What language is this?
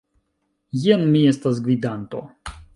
Esperanto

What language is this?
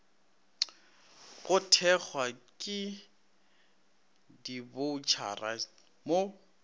Northern Sotho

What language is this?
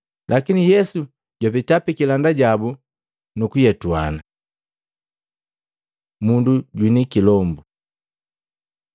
Matengo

